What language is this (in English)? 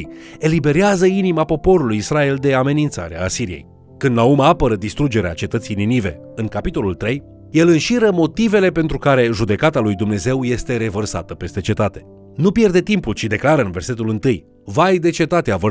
Romanian